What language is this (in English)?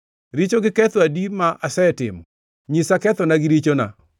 Luo (Kenya and Tanzania)